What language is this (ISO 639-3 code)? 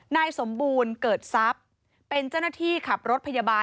tha